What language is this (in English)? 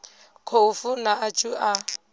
Venda